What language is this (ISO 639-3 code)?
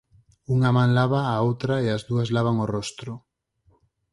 glg